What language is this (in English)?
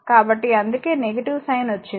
Telugu